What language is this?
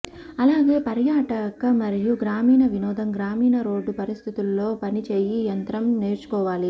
Telugu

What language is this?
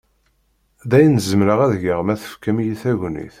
Kabyle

